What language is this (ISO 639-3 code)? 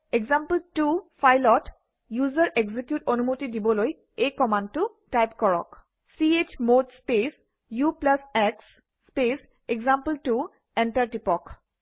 asm